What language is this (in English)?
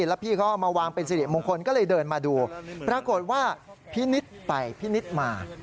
Thai